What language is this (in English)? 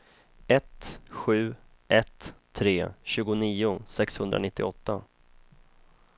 Swedish